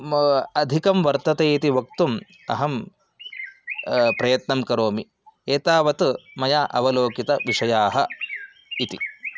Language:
Sanskrit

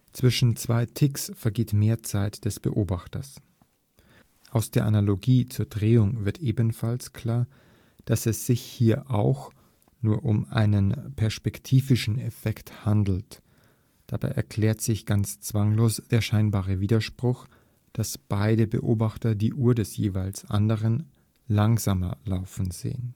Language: German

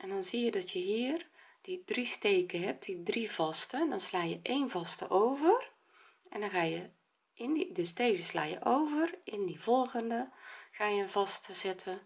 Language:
Dutch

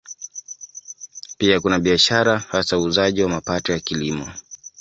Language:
Swahili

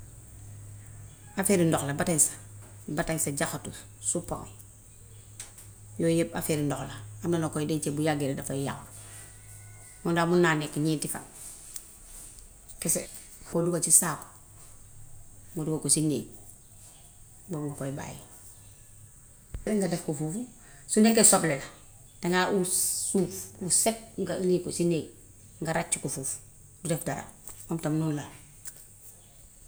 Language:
Gambian Wolof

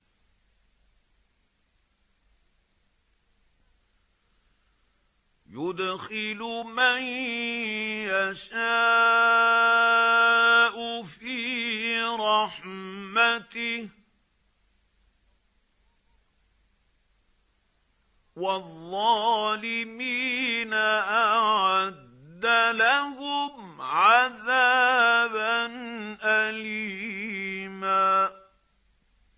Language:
Arabic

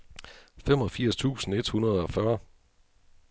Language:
Danish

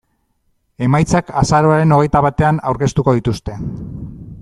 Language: Basque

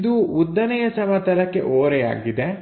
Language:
Kannada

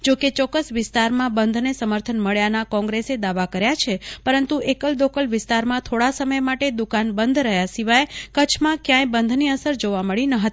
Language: Gujarati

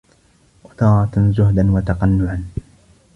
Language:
Arabic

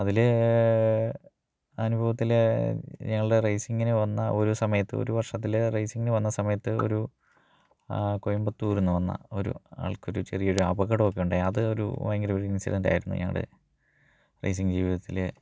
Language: Malayalam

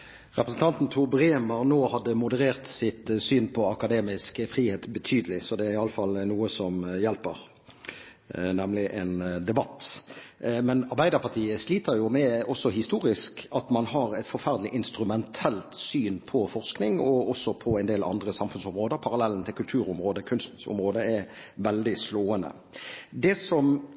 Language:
Norwegian Bokmål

